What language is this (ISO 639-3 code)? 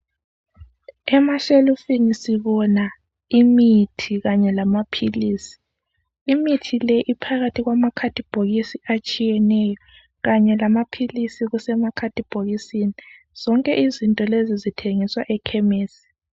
nde